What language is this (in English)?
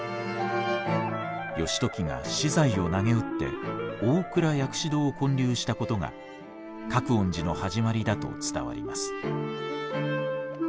Japanese